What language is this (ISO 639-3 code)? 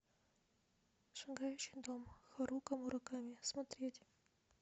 rus